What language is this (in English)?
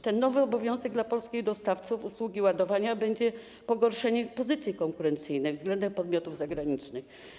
Polish